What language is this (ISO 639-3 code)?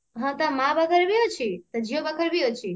ori